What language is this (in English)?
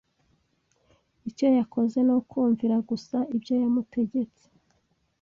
Kinyarwanda